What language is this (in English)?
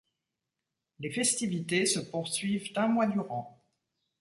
French